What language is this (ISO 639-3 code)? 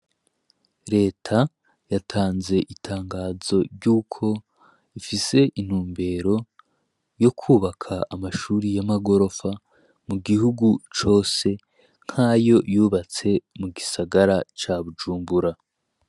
run